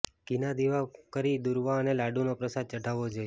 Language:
Gujarati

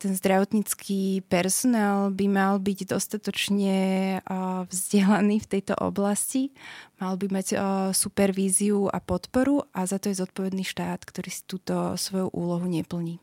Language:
Slovak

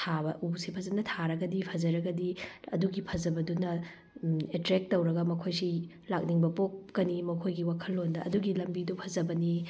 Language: Manipuri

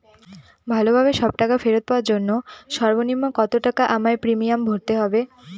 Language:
Bangla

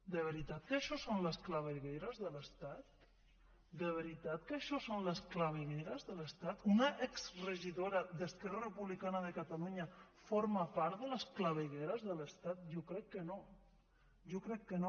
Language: Catalan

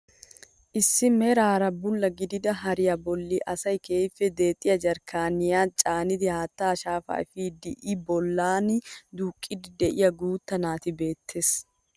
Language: Wolaytta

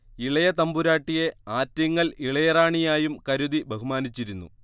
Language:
Malayalam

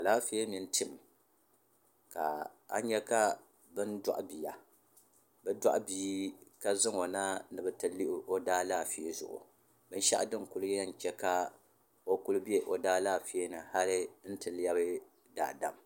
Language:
Dagbani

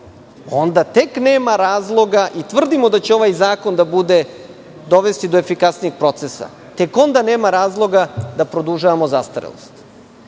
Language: Serbian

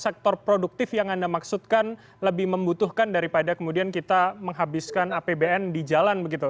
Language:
Indonesian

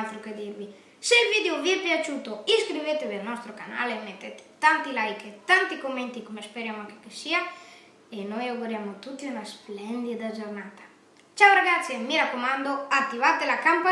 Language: Italian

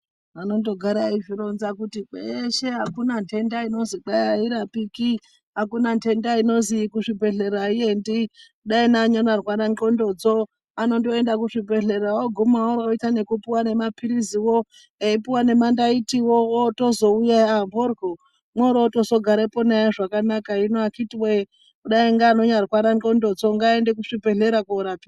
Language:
Ndau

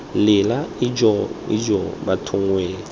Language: Tswana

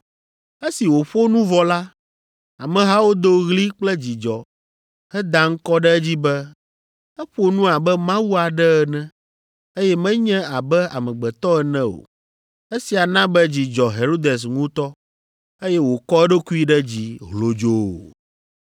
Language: Ewe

